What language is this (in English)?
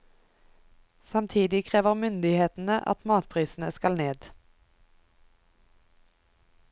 Norwegian